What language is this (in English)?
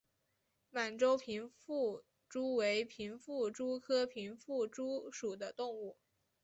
Chinese